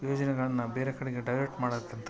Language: Kannada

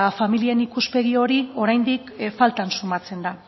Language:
Basque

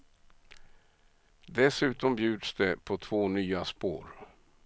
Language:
Swedish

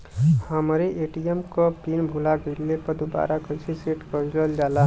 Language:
Bhojpuri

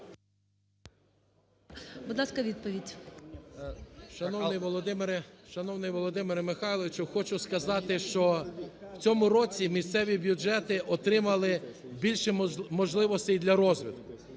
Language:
Ukrainian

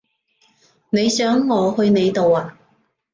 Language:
Cantonese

